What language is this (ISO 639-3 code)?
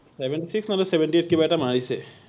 asm